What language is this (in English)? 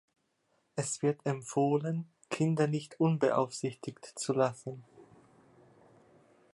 German